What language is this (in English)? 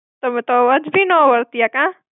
Gujarati